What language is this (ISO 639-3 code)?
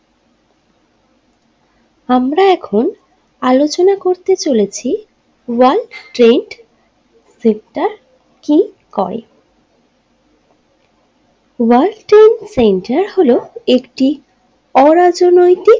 ben